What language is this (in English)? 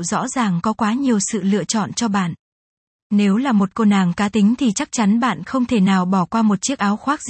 Vietnamese